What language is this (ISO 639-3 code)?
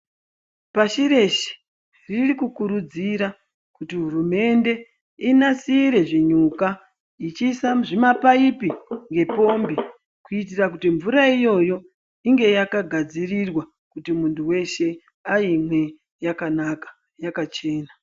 ndc